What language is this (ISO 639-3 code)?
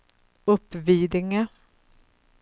swe